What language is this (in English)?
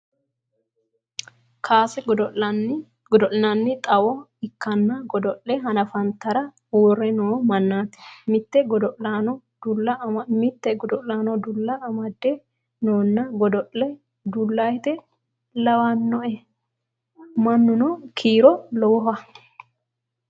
Sidamo